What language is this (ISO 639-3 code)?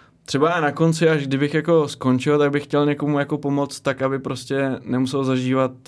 ces